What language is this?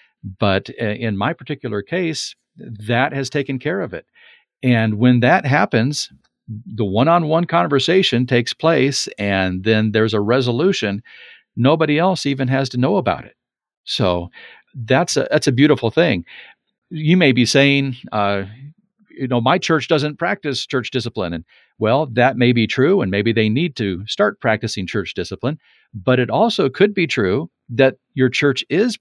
English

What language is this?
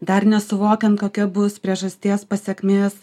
Lithuanian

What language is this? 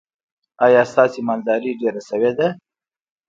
Pashto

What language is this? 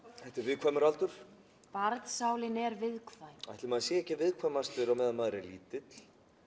Icelandic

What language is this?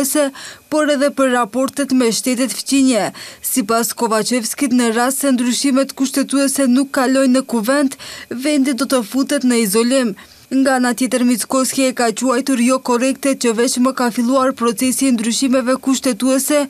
Romanian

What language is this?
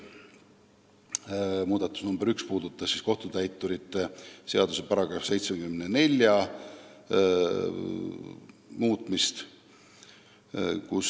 Estonian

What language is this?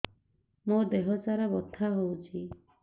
Odia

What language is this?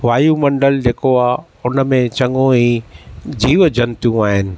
Sindhi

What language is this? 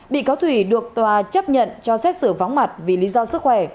Vietnamese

